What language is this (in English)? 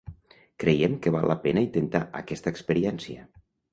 Catalan